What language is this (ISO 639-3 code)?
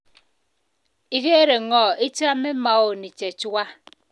kln